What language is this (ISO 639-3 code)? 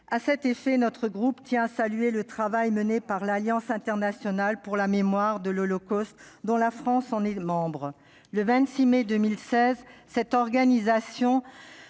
fra